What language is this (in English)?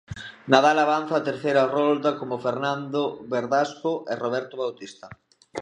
Galician